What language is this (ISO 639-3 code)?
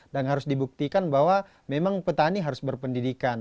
ind